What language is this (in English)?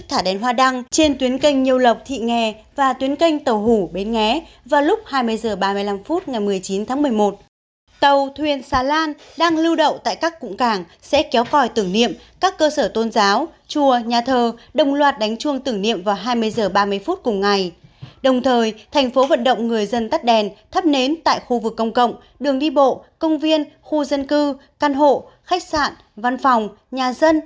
Vietnamese